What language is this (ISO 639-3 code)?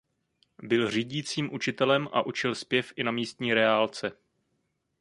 ces